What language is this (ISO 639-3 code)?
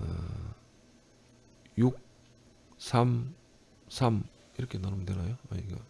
kor